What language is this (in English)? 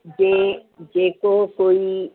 Sindhi